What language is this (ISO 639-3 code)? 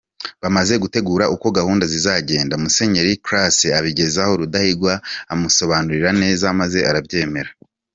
kin